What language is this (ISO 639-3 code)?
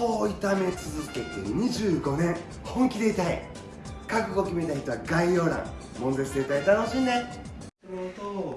jpn